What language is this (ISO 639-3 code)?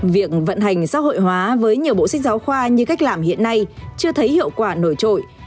vie